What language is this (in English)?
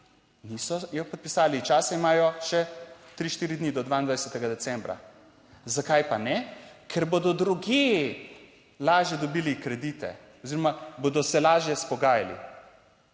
Slovenian